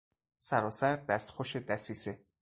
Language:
Persian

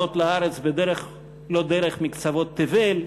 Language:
Hebrew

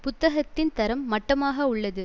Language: Tamil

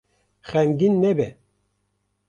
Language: Kurdish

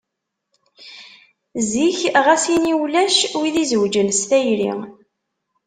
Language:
Kabyle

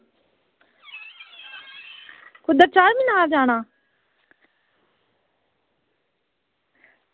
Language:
Dogri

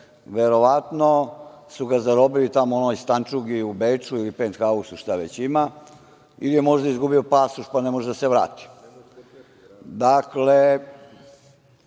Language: Serbian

